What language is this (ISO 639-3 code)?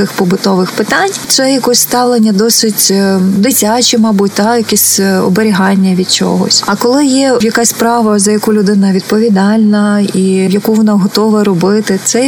ukr